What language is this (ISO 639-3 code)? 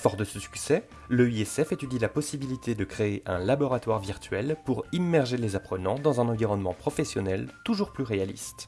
fra